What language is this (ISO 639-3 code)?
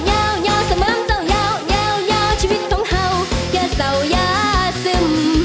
tha